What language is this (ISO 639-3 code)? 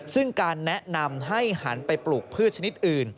tha